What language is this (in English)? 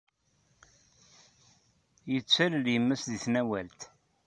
Kabyle